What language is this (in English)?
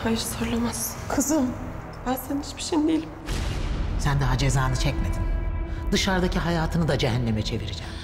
Turkish